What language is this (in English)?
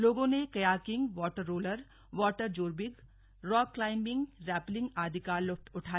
Hindi